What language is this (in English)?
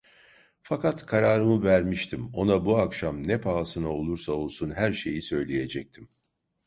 Turkish